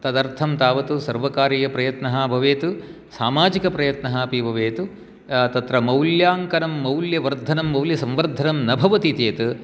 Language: Sanskrit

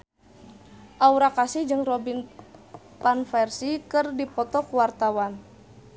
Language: Sundanese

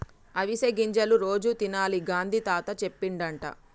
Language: Telugu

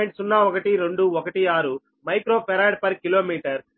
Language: Telugu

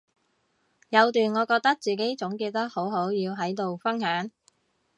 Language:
Cantonese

